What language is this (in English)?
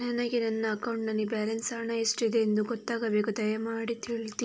Kannada